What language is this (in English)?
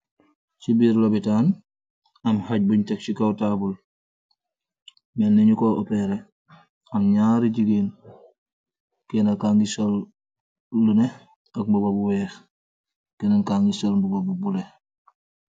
Wolof